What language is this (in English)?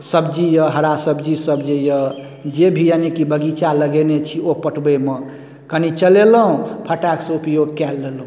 Maithili